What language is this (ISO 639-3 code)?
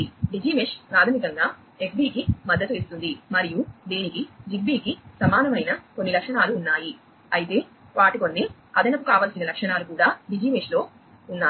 tel